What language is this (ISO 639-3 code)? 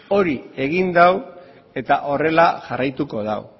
eus